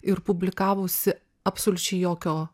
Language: Lithuanian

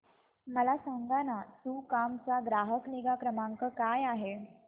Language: Marathi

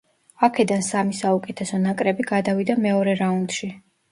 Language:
Georgian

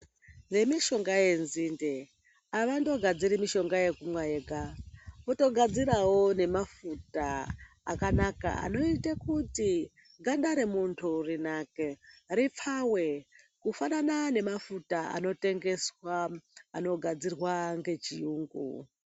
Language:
Ndau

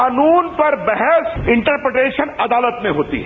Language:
Hindi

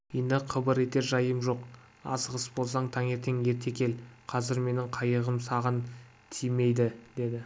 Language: Kazakh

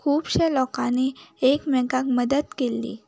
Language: Konkani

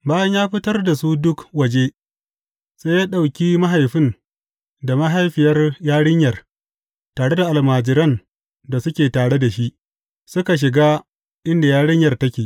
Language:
Hausa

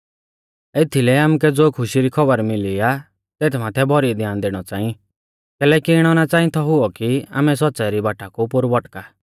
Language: Mahasu Pahari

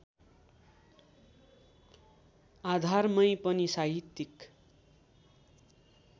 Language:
Nepali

